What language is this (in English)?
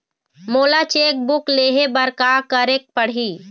Chhattisgarhi